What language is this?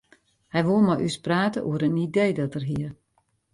Western Frisian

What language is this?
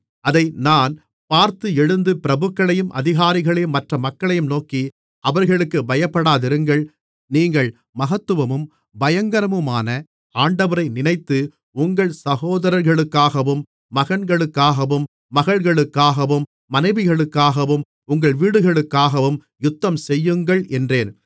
Tamil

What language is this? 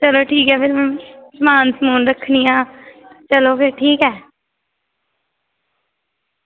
Dogri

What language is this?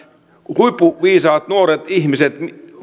Finnish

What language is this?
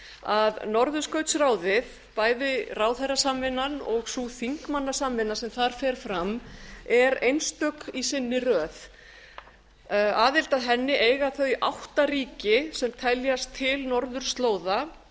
Icelandic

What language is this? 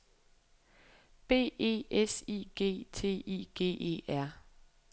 Danish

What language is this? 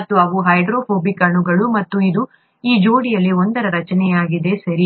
Kannada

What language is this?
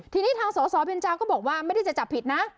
Thai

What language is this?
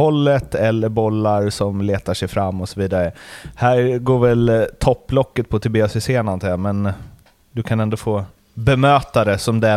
Swedish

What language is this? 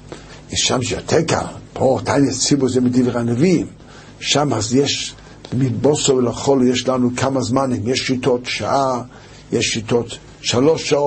Hebrew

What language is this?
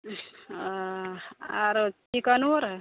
Maithili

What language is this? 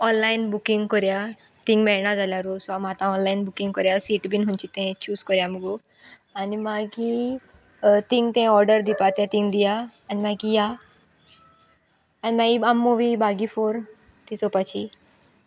Konkani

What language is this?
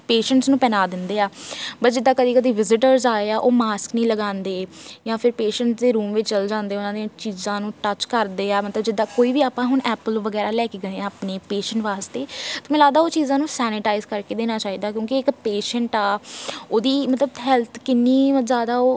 Punjabi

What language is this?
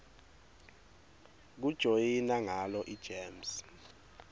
Swati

